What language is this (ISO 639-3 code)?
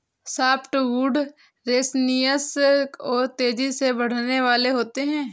hin